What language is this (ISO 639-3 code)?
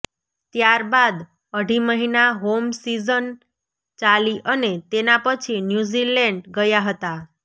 guj